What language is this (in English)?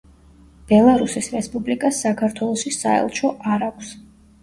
Georgian